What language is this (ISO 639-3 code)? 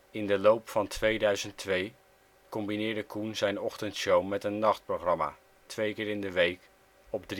nld